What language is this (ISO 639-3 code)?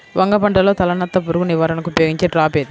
tel